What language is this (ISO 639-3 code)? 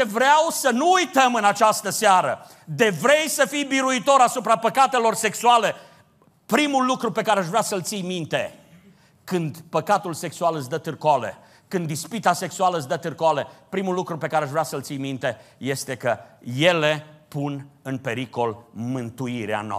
ron